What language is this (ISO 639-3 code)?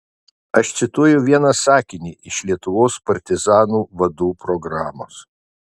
lit